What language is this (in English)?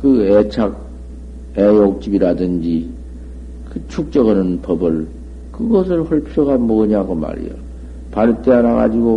Korean